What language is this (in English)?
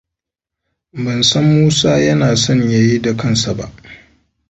Hausa